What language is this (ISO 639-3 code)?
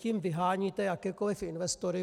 ces